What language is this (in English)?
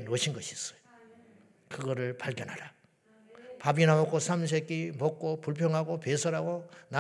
Korean